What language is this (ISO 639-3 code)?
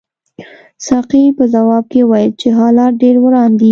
pus